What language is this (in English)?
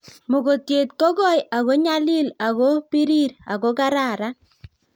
Kalenjin